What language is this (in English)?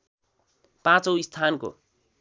Nepali